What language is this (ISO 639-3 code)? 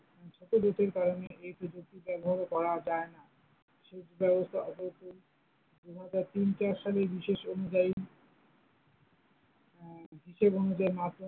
ben